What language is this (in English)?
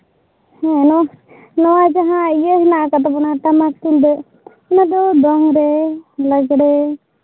Santali